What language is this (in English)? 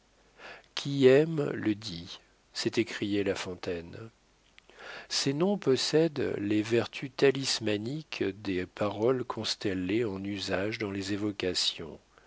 French